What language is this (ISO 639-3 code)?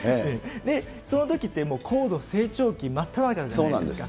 jpn